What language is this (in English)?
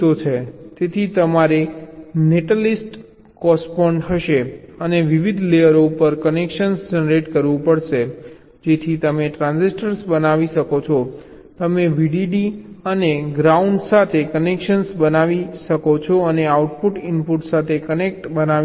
Gujarati